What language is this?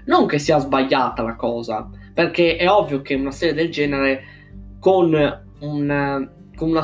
Italian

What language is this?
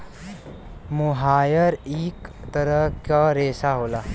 Bhojpuri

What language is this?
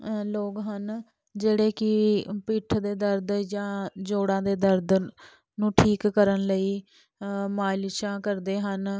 Punjabi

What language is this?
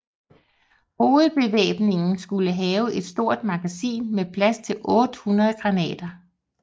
Danish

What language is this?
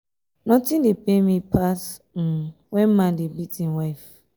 Nigerian Pidgin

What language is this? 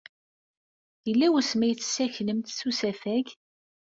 Kabyle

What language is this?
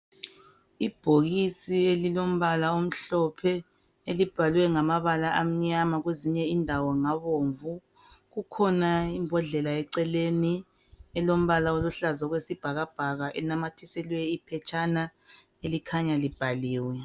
North Ndebele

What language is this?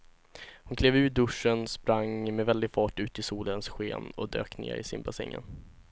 Swedish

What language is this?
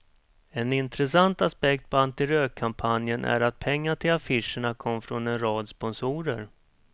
Swedish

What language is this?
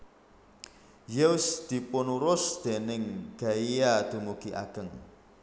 Javanese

